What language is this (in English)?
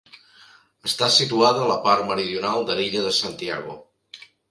Catalan